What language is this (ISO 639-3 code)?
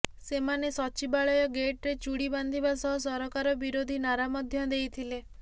ori